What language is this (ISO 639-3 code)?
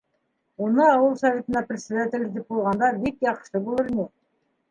bak